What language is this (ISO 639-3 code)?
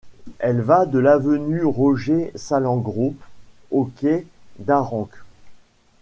fra